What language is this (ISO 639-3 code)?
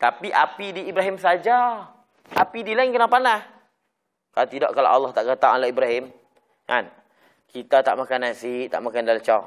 msa